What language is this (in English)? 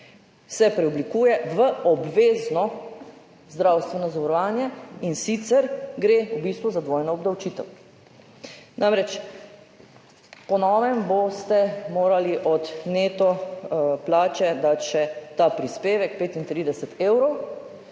Slovenian